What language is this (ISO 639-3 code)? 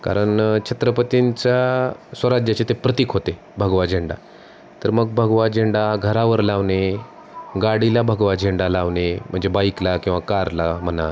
mar